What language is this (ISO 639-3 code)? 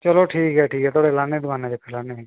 doi